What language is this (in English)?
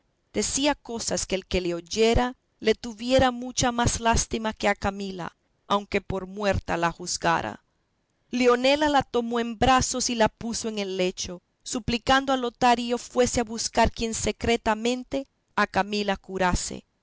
Spanish